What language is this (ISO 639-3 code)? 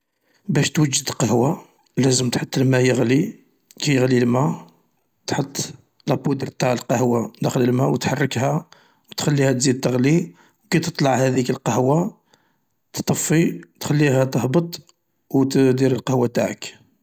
arq